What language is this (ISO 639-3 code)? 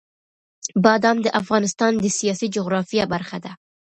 pus